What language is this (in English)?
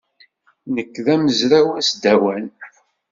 Kabyle